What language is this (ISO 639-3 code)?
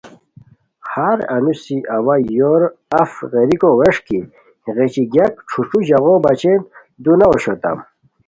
khw